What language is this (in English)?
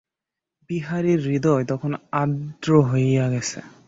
Bangla